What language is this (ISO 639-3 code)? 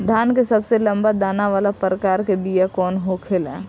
bho